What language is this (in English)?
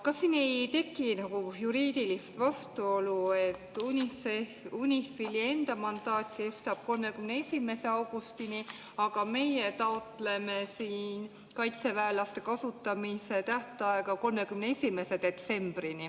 Estonian